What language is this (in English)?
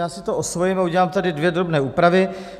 Czech